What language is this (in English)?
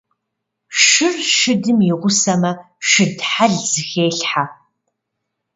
Kabardian